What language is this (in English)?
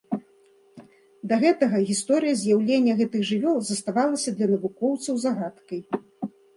Belarusian